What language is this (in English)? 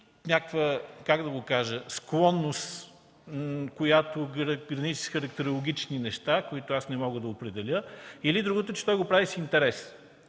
Bulgarian